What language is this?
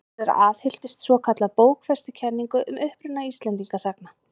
Icelandic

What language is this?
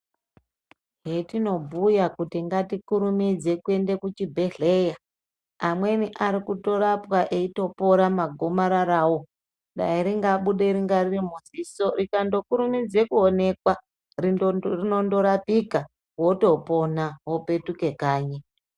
Ndau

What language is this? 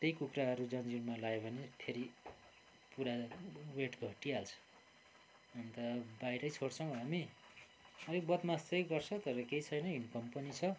Nepali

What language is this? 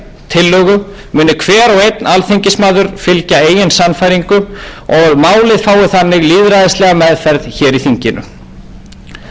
Icelandic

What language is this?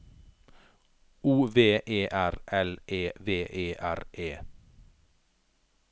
Norwegian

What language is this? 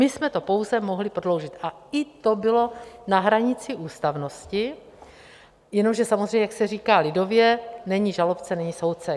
Czech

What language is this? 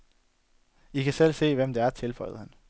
Danish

